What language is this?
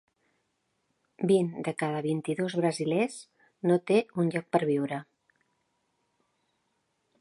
Catalan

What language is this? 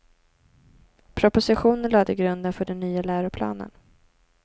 Swedish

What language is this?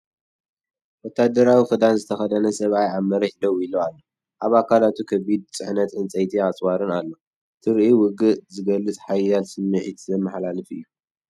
Tigrinya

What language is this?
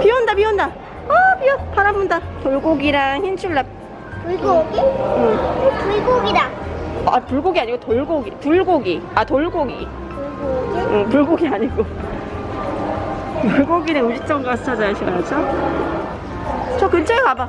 Korean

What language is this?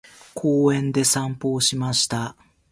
Japanese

